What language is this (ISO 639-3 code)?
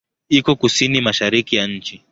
swa